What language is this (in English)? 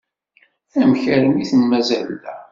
Kabyle